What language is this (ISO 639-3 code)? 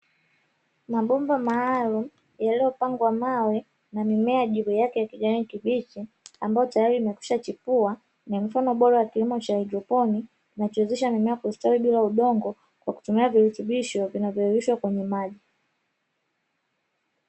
swa